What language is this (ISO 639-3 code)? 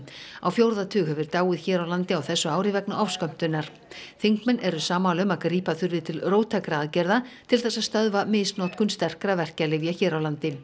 isl